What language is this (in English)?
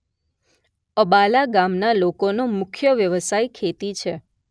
Gujarati